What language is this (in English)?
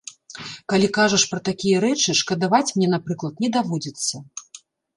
Belarusian